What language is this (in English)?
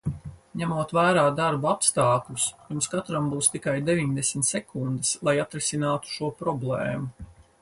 Latvian